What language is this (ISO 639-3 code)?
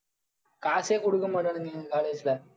tam